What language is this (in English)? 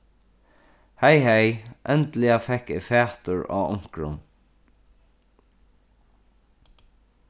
Faroese